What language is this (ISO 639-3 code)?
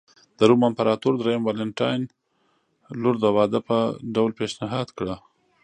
pus